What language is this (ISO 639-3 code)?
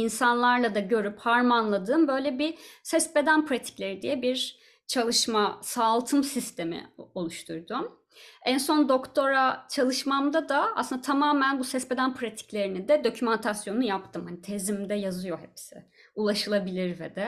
tur